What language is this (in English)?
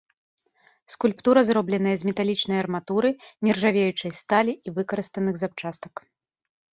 Belarusian